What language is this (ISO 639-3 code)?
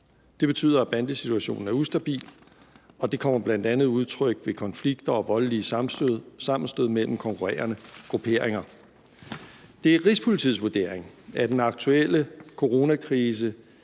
dan